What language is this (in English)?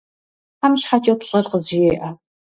Kabardian